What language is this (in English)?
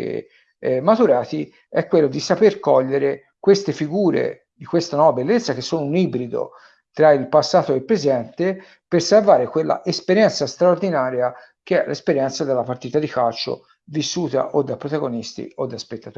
Italian